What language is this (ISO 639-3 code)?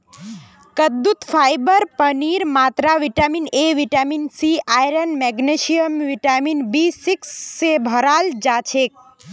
mag